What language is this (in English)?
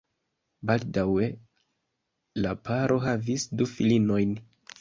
Esperanto